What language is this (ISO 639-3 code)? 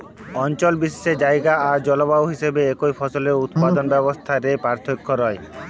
ben